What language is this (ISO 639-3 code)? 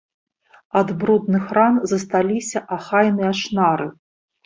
bel